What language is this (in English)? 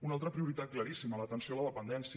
Catalan